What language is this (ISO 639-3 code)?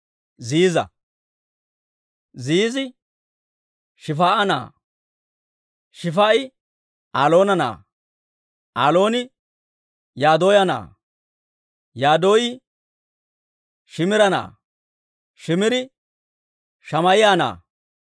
dwr